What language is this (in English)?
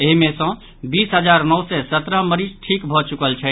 Maithili